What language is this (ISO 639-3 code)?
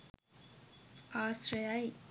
sin